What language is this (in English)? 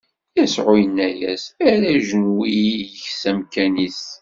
Kabyle